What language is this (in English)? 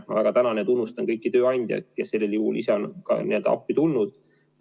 Estonian